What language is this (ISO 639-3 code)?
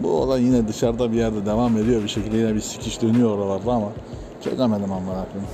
tur